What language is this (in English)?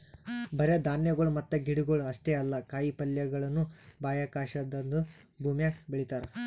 Kannada